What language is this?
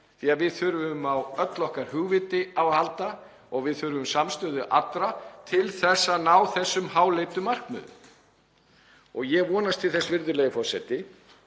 Icelandic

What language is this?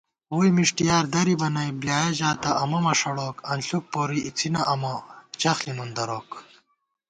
Gawar-Bati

